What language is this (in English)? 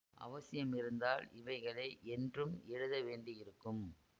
Tamil